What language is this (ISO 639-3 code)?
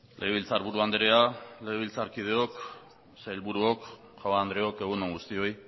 eus